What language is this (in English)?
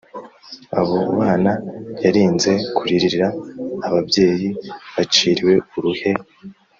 Kinyarwanda